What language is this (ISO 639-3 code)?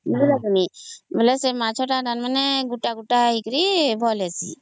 ori